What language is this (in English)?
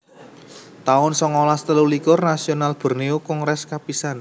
Javanese